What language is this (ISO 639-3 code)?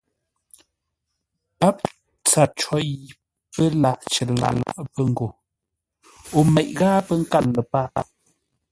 nla